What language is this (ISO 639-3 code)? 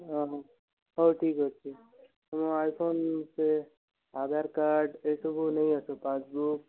ori